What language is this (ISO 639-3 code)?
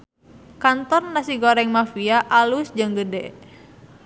sun